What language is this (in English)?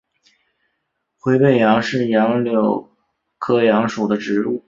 Chinese